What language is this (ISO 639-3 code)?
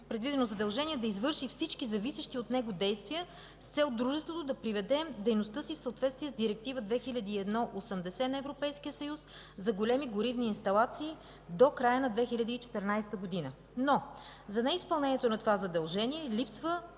bul